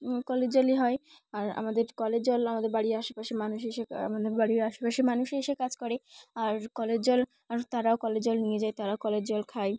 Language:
Bangla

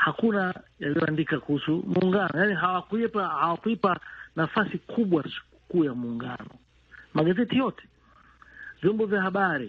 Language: Swahili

